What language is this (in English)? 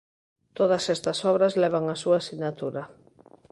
Galician